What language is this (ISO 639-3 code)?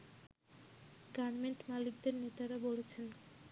ben